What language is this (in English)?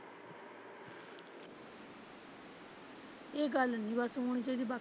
Punjabi